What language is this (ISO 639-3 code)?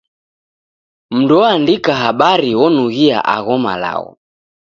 dav